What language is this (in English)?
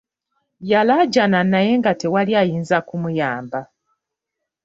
Ganda